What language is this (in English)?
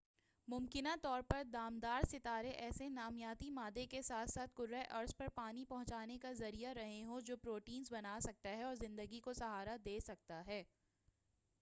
Urdu